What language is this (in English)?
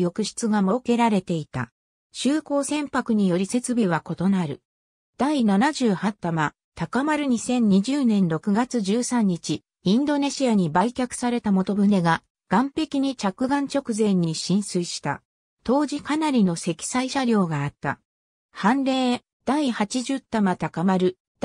Japanese